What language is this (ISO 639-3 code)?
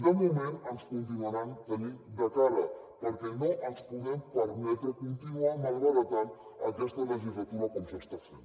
cat